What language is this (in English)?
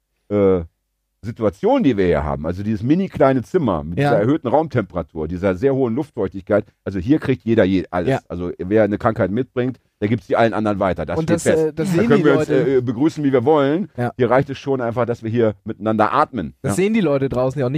German